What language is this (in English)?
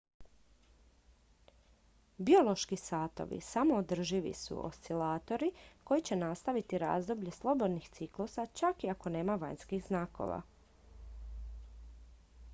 Croatian